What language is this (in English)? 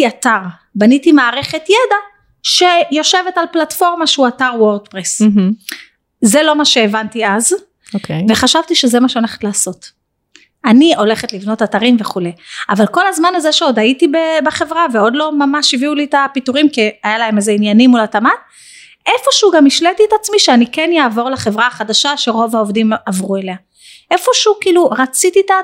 Hebrew